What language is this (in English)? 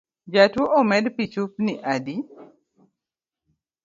Luo (Kenya and Tanzania)